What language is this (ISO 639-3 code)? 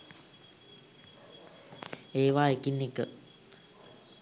sin